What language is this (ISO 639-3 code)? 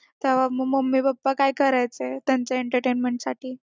mar